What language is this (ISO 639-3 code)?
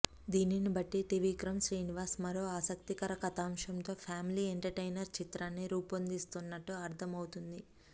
tel